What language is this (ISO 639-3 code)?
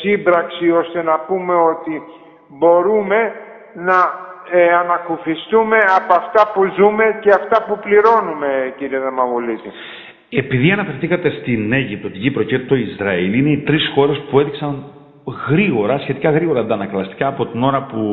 ell